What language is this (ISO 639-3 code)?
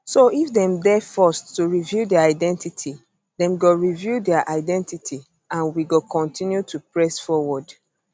pcm